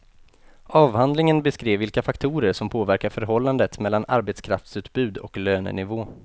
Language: Swedish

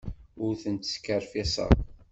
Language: Kabyle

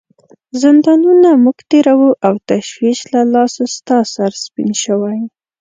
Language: Pashto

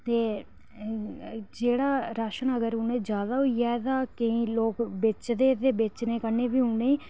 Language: Dogri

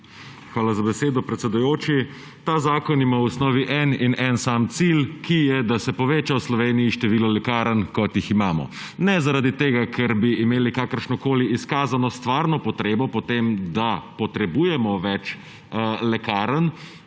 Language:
Slovenian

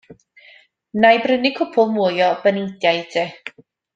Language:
Welsh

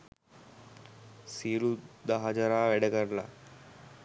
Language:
Sinhala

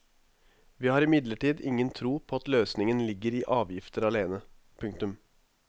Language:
Norwegian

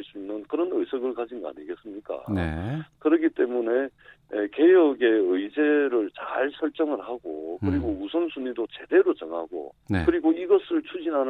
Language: Korean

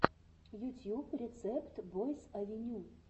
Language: Russian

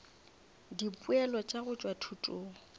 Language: Northern Sotho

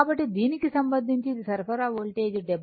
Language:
Telugu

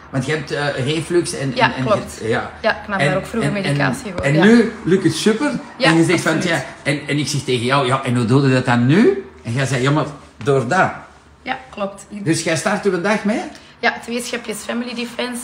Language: Dutch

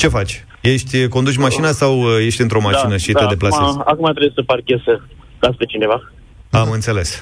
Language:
Romanian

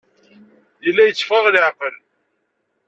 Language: Kabyle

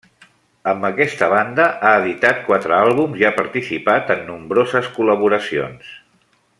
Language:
Catalan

